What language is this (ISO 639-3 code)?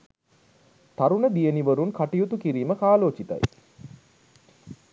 sin